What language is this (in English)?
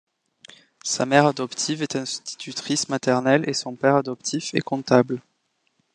French